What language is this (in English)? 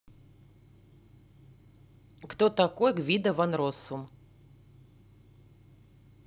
Russian